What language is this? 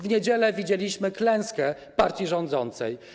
Polish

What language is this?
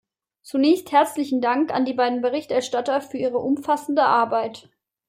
German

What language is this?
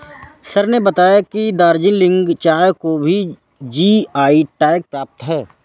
Hindi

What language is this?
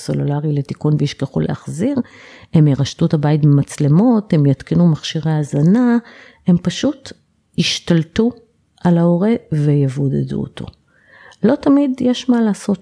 Hebrew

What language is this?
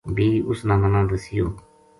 Gujari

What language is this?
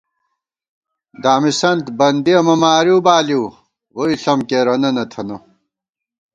Gawar-Bati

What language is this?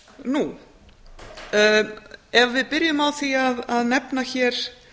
Icelandic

